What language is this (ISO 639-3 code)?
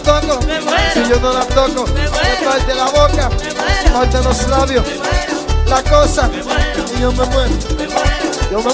ara